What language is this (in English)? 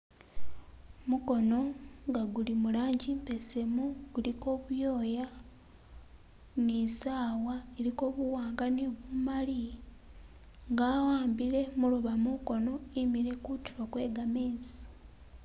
Masaaba